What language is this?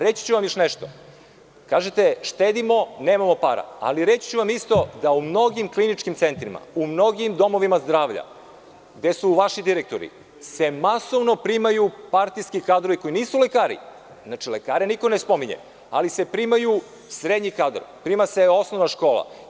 Serbian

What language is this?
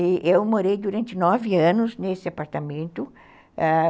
Portuguese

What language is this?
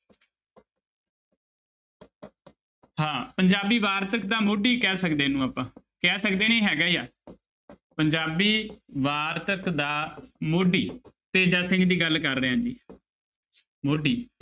Punjabi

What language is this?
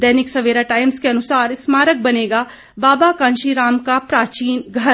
Hindi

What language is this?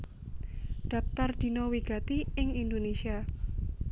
Javanese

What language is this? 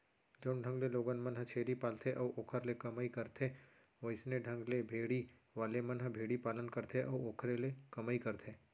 Chhattisgarhi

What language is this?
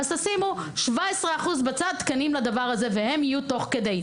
Hebrew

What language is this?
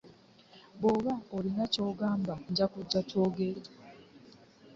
Ganda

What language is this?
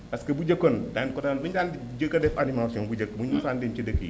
Wolof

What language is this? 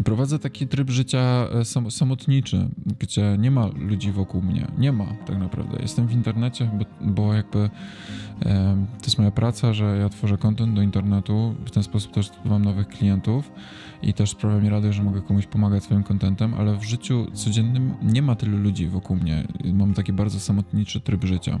Polish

